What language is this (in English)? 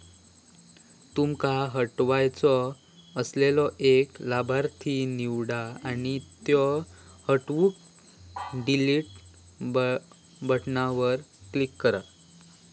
Marathi